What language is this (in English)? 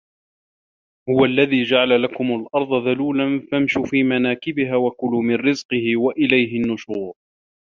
Arabic